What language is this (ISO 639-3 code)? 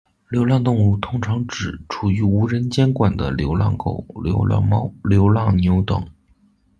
zho